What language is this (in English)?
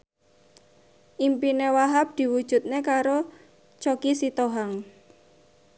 Javanese